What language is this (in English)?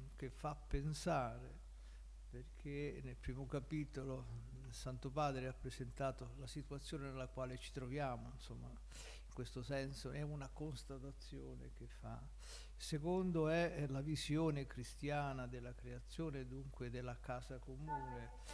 Italian